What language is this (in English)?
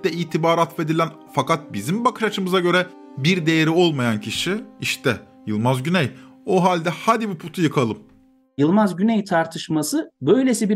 Turkish